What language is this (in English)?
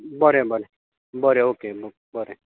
Konkani